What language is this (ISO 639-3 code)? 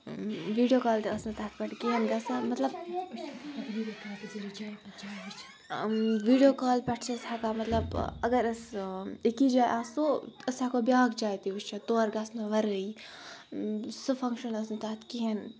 kas